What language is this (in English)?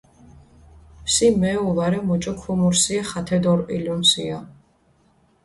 Mingrelian